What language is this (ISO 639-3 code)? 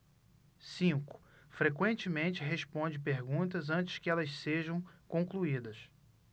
por